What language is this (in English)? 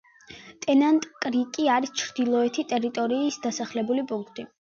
Georgian